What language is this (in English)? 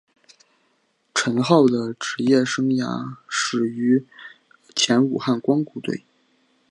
Chinese